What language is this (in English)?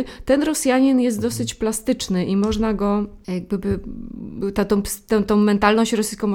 Polish